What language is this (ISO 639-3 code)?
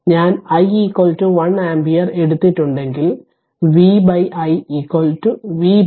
mal